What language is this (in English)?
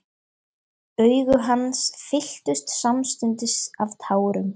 Icelandic